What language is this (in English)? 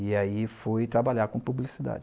Portuguese